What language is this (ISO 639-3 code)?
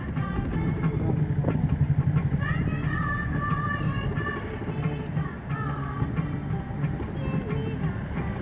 hne